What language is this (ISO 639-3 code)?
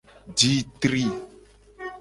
gej